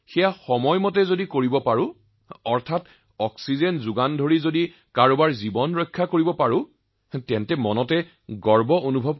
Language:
Assamese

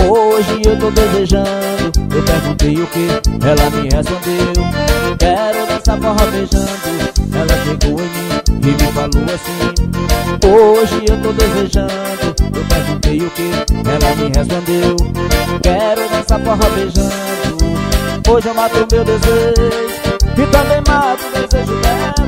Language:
Portuguese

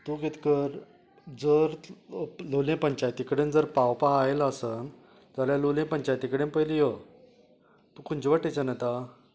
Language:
Konkani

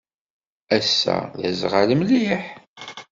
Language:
Kabyle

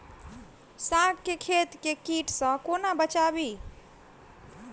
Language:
Maithili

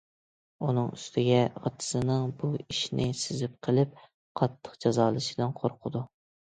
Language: Uyghur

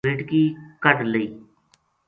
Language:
Gujari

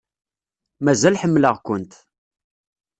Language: Kabyle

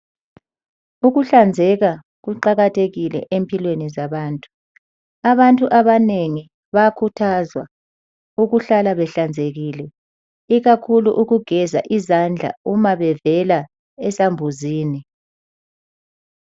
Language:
North Ndebele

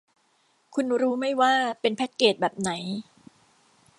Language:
Thai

